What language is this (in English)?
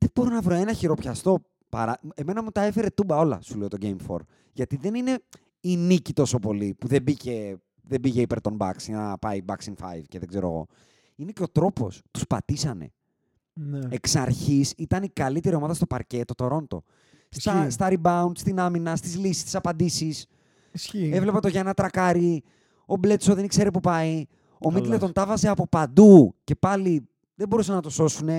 Greek